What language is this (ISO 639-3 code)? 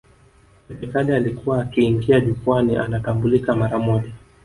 swa